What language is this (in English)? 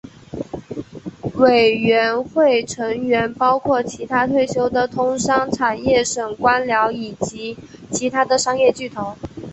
Chinese